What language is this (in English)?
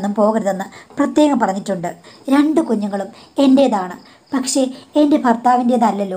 Turkish